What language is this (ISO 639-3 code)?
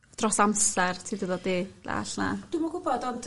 cym